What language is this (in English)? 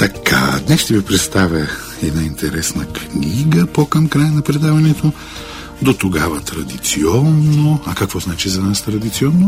Bulgarian